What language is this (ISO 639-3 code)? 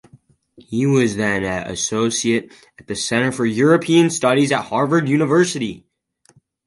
eng